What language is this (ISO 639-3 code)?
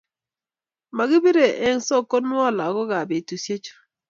kln